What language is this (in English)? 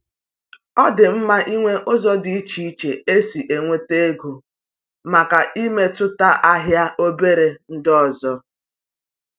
Igbo